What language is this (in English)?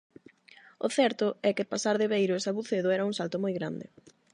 Galician